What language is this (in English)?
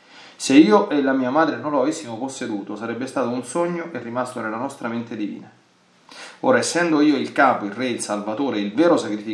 Italian